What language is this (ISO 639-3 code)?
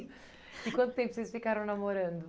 por